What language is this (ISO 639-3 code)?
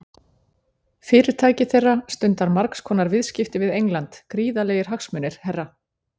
isl